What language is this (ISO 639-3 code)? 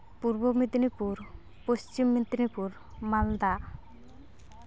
sat